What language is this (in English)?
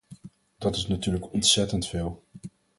Dutch